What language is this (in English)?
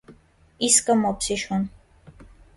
Armenian